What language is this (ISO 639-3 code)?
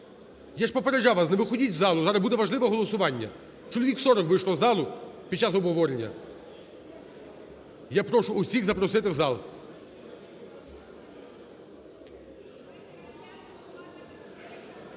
ukr